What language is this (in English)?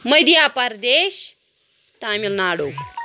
Kashmiri